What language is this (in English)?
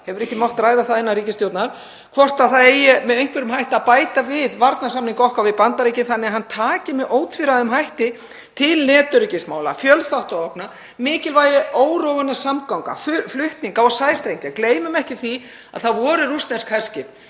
Icelandic